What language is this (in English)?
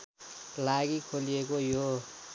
Nepali